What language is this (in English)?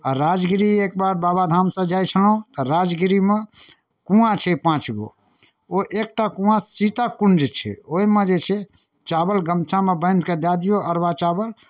Maithili